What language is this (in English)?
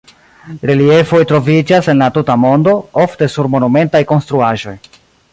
Esperanto